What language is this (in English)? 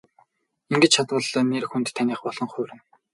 Mongolian